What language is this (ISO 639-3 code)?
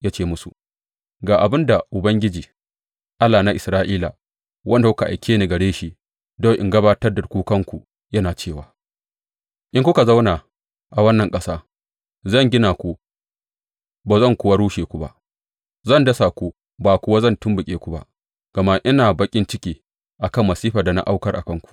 hau